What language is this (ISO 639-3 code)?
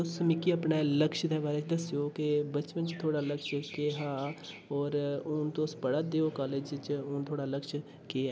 doi